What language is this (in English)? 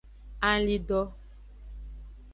Aja (Benin)